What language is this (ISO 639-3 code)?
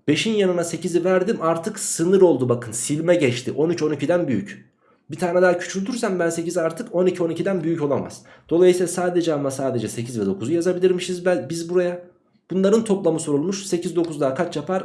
tur